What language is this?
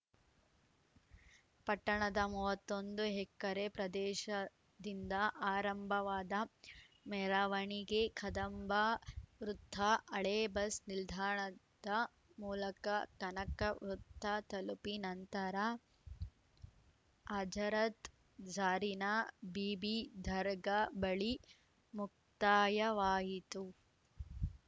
Kannada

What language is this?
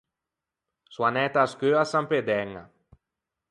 Ligurian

